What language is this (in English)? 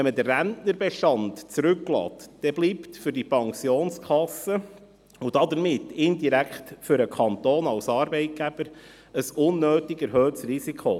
Swiss German